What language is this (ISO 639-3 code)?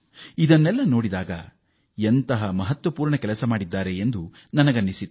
kan